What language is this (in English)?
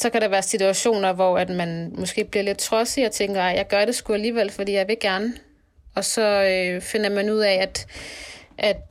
Danish